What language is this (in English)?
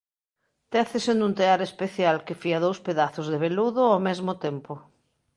Galician